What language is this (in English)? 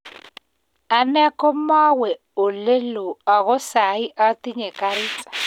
Kalenjin